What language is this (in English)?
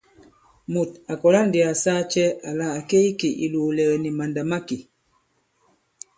Bankon